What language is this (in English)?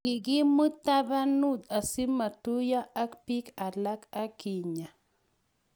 Kalenjin